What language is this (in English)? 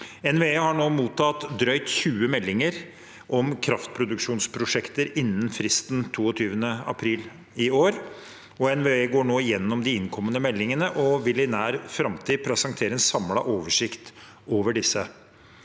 Norwegian